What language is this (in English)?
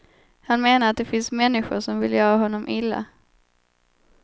Swedish